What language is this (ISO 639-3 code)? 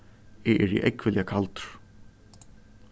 fao